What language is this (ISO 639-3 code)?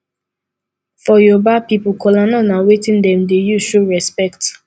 pcm